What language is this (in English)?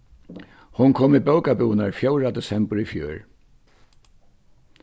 Faroese